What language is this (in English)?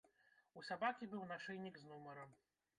Belarusian